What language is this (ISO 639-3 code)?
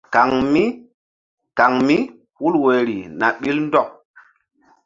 mdd